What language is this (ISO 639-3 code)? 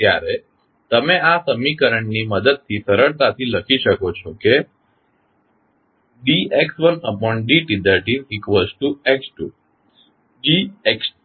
guj